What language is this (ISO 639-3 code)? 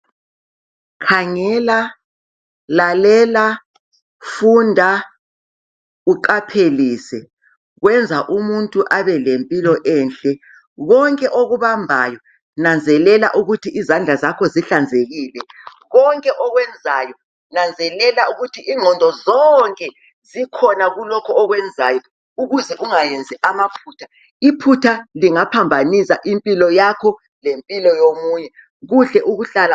nde